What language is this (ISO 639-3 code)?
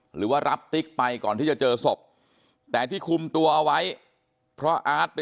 tha